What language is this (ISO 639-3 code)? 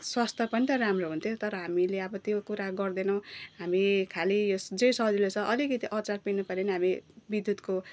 nep